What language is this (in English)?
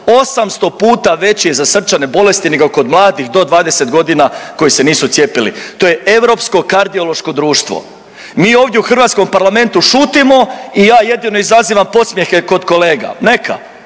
Croatian